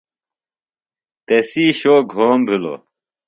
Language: Phalura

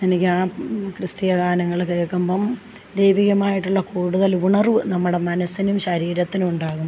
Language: Malayalam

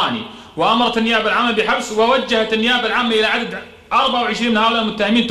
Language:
Arabic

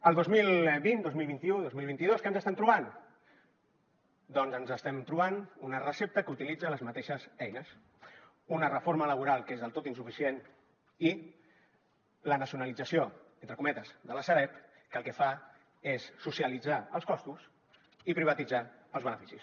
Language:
Catalan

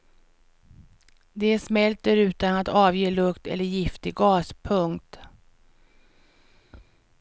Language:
Swedish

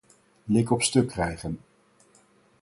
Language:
Dutch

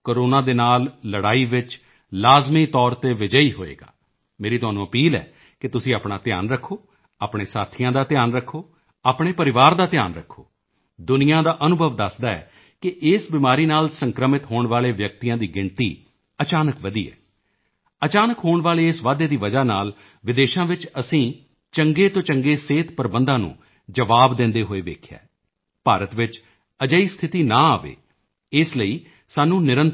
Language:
Punjabi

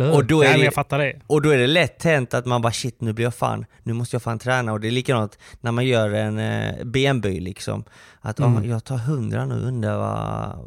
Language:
Swedish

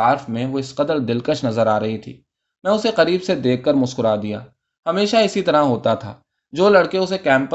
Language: Urdu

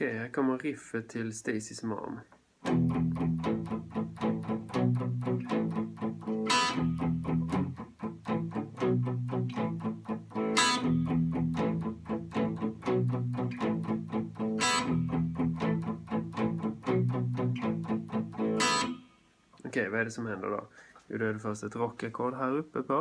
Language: Swedish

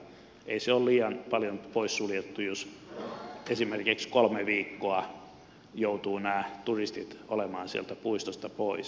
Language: Finnish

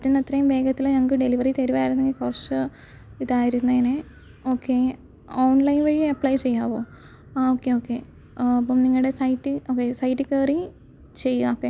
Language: Malayalam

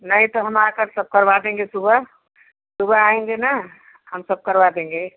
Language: Hindi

